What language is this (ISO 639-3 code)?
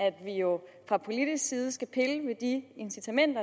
dan